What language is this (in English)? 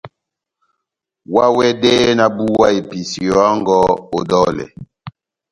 Batanga